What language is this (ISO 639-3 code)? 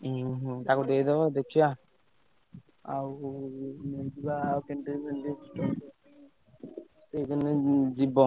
ori